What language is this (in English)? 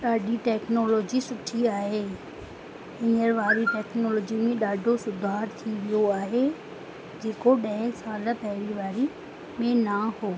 Sindhi